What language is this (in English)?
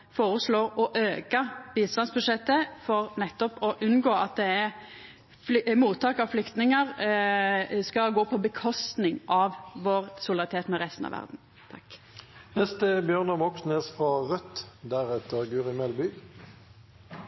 Norwegian Nynorsk